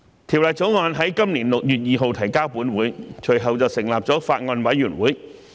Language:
Cantonese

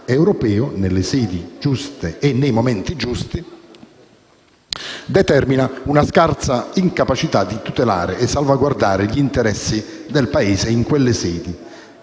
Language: Italian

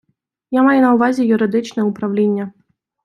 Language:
Ukrainian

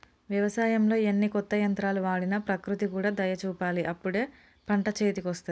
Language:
Telugu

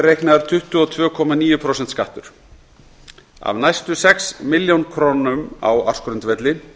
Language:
Icelandic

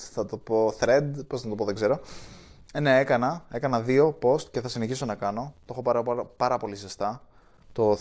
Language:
Greek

